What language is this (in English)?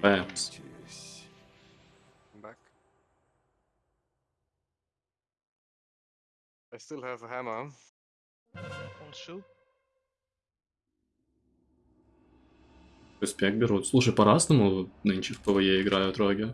Russian